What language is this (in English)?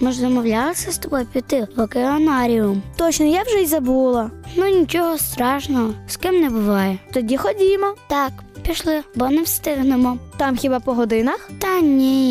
Ukrainian